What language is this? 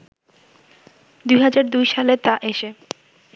Bangla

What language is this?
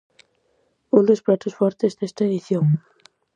Galician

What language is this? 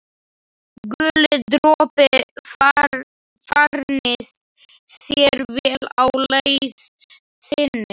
Icelandic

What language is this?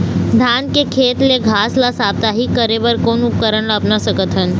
Chhattisgarhi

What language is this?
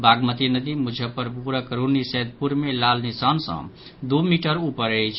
Maithili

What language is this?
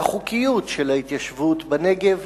Hebrew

